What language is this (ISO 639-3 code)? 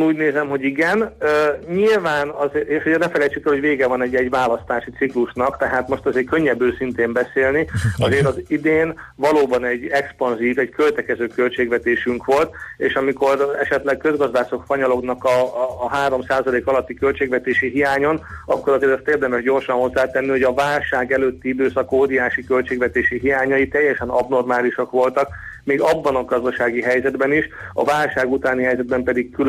hun